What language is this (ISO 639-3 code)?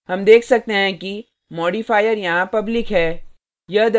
hin